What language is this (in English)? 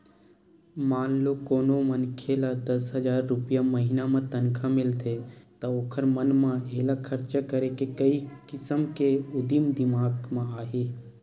Chhattisgarhi